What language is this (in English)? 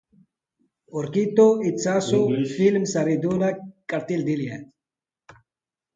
Basque